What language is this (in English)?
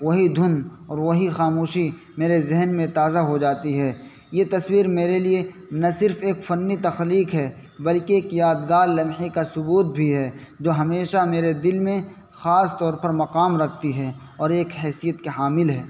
Urdu